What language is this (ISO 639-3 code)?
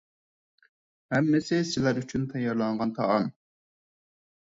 uig